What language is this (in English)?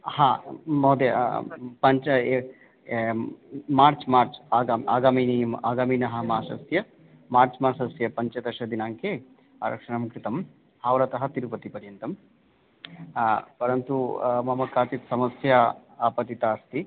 Sanskrit